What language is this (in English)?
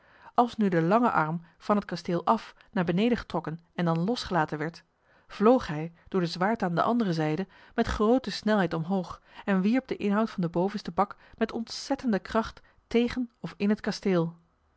Dutch